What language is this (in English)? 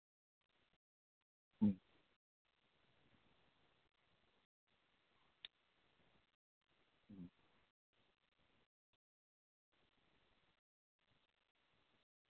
Santali